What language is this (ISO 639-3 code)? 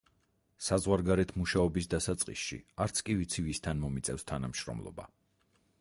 kat